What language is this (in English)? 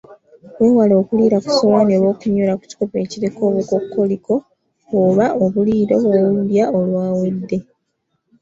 Ganda